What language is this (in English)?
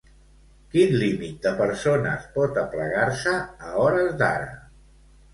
Catalan